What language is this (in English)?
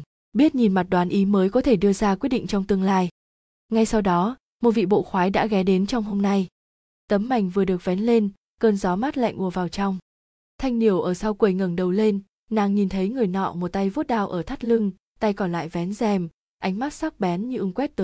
Vietnamese